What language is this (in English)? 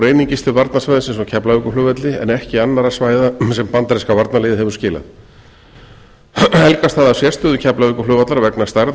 Icelandic